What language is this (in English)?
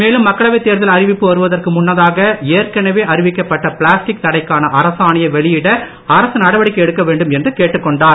Tamil